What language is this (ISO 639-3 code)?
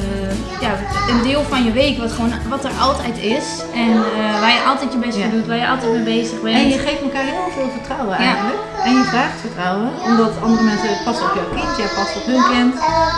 nld